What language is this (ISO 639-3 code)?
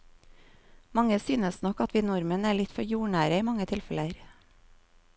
nor